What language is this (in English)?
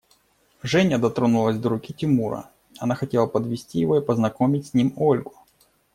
Russian